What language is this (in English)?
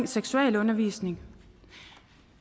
Danish